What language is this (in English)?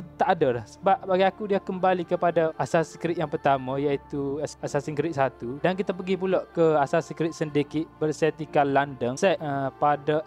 Malay